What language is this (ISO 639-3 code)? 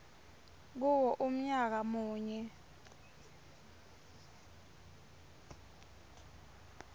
ssw